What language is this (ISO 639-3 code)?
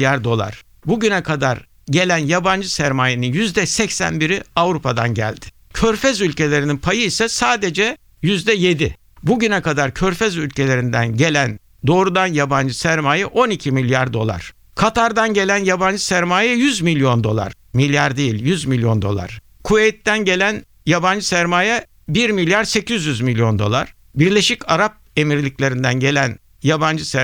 tur